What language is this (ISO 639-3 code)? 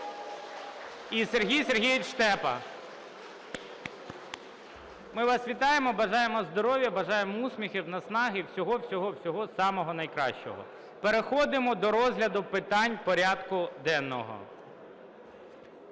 ukr